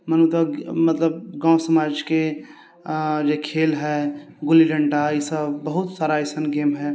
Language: Maithili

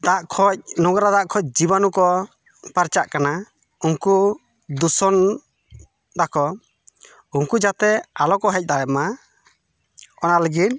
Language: Santali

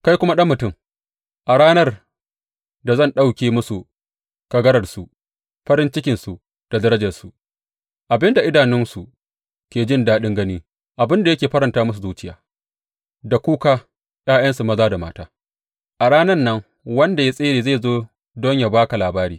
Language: Hausa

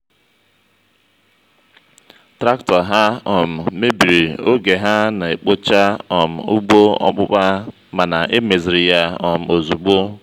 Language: Igbo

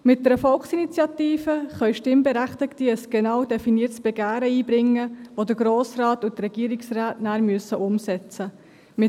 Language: Swiss German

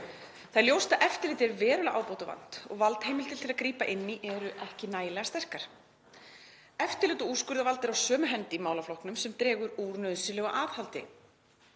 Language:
Icelandic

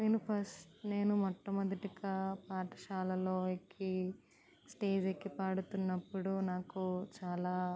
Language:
Telugu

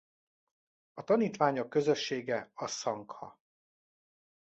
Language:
Hungarian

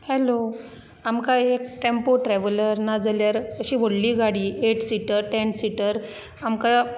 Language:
Konkani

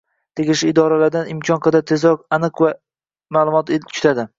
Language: Uzbek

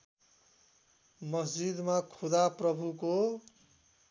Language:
Nepali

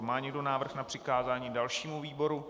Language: Czech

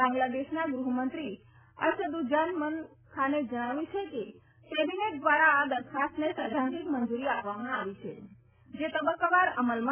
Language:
Gujarati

